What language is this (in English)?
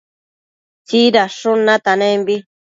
Matsés